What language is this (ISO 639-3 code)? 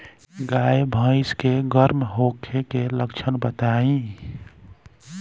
bho